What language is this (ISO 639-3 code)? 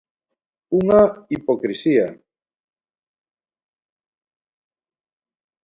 glg